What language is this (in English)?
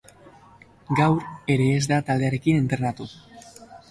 Basque